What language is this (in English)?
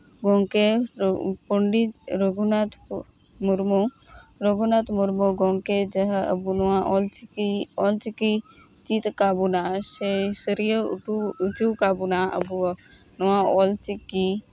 Santali